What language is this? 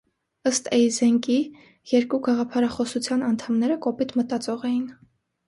Armenian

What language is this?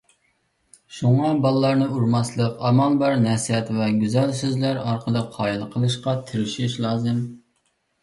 Uyghur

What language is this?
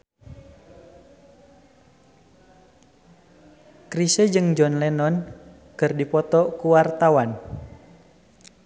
Sundanese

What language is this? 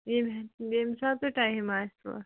Kashmiri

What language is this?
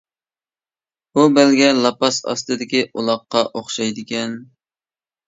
Uyghur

